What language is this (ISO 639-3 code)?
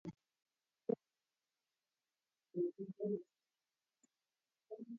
swa